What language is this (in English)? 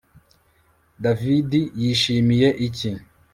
Kinyarwanda